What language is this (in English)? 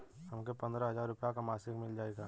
Bhojpuri